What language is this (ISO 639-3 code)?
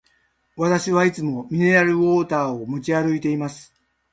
jpn